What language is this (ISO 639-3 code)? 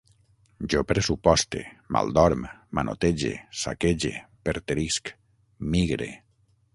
cat